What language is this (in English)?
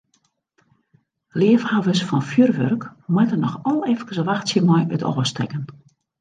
Western Frisian